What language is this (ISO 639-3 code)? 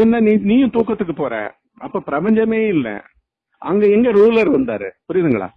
tam